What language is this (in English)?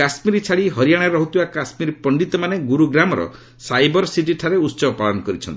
Odia